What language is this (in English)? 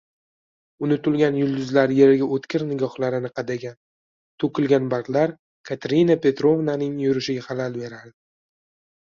Uzbek